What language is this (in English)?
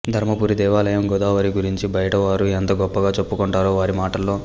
Telugu